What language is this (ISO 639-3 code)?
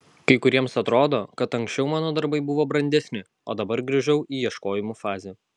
lit